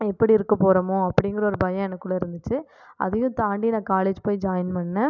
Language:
Tamil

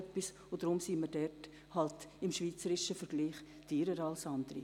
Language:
Swiss German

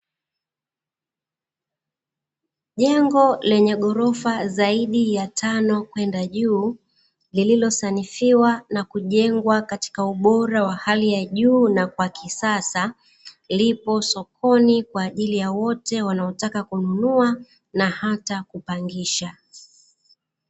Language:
Swahili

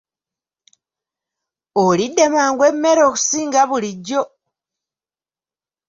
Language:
Ganda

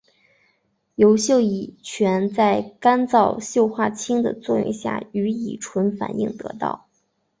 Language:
Chinese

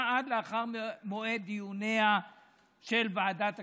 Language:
Hebrew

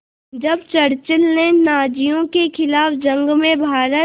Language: Hindi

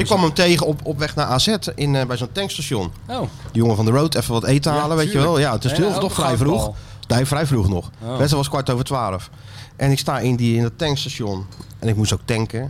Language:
Dutch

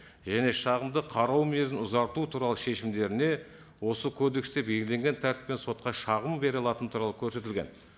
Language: Kazakh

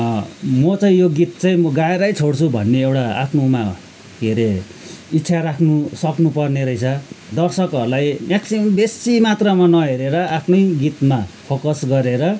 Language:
Nepali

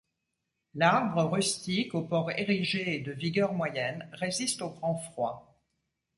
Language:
French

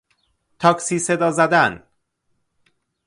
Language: Persian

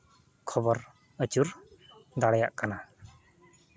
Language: Santali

